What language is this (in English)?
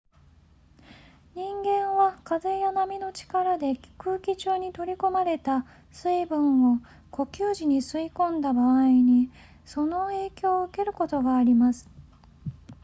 Japanese